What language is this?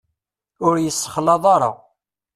Kabyle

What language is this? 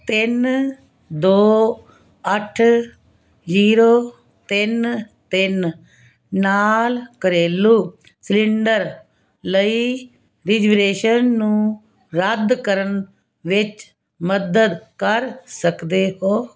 Punjabi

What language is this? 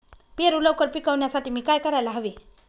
Marathi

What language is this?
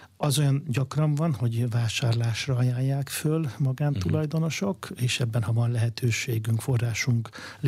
Hungarian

